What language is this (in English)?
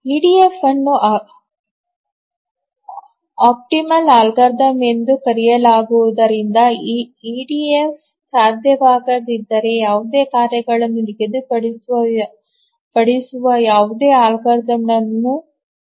Kannada